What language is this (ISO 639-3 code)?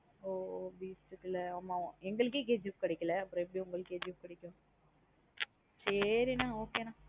tam